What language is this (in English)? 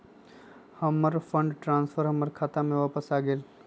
Magahi